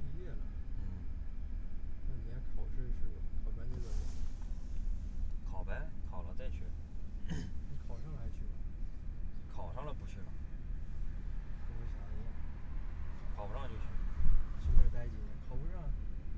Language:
Chinese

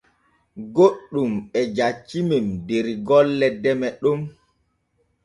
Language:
Borgu Fulfulde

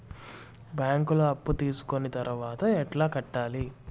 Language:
Telugu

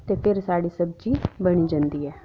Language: Dogri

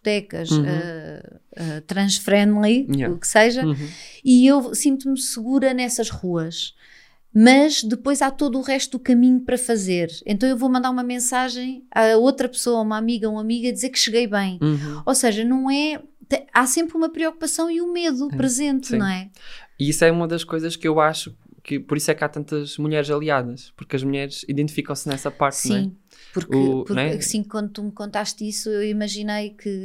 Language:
Portuguese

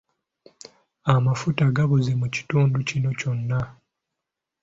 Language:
Ganda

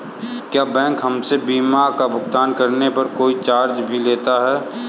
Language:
Hindi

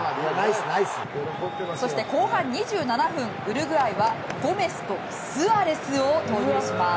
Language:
Japanese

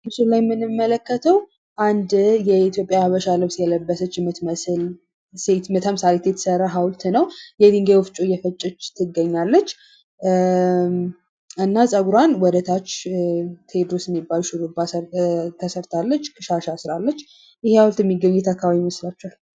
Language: Amharic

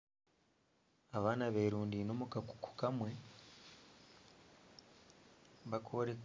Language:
Nyankole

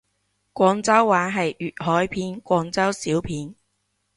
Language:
Cantonese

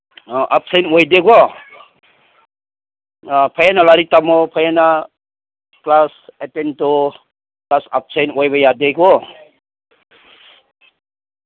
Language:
Manipuri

